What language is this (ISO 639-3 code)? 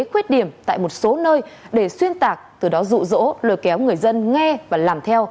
vie